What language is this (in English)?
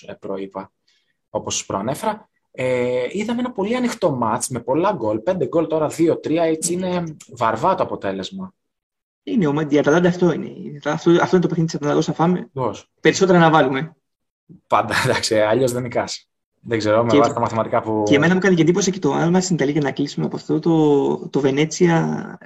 Greek